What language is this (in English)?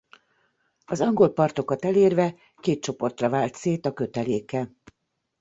Hungarian